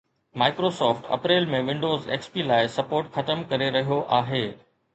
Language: Sindhi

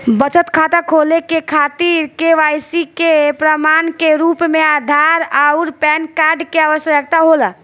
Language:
Bhojpuri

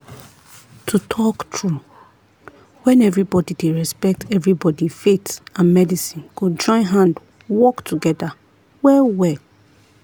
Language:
Nigerian Pidgin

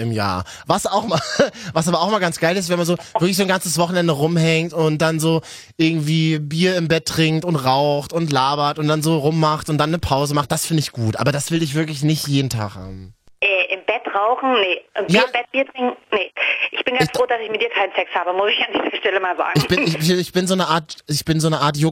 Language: German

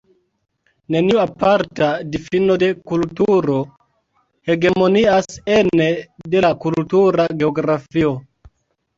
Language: Esperanto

